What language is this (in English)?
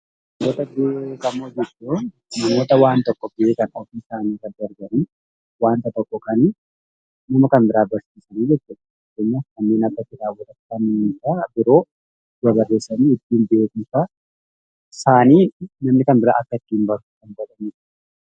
Oromo